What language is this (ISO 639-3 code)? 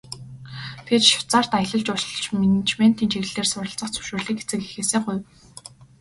mon